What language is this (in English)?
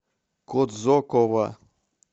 Russian